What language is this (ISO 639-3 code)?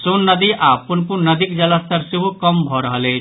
mai